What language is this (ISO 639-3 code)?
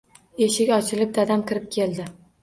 uzb